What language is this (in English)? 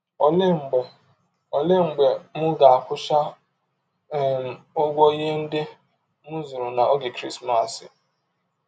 Igbo